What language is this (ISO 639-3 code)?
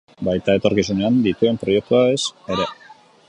eus